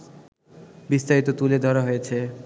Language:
Bangla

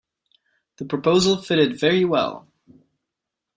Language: English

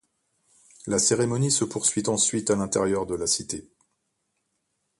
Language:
French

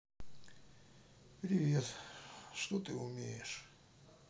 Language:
Russian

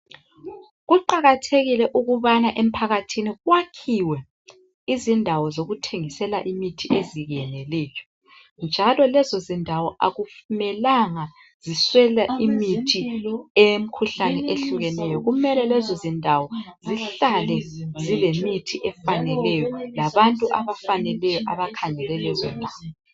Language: North Ndebele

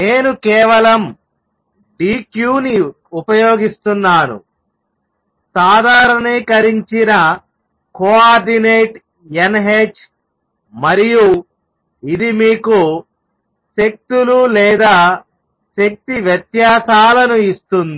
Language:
Telugu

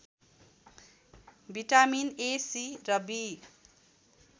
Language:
Nepali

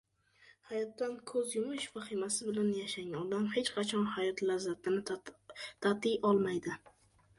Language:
Uzbek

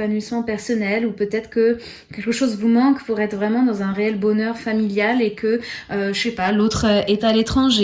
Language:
French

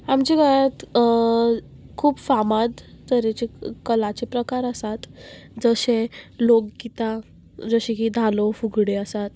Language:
Konkani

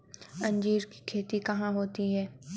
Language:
Hindi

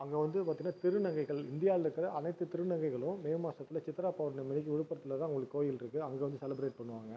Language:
Tamil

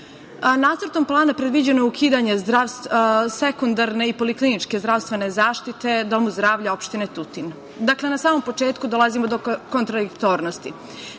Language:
Serbian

